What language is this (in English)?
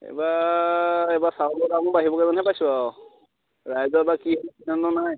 Assamese